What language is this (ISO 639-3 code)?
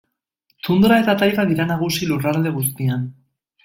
eus